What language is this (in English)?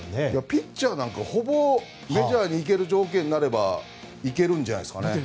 Japanese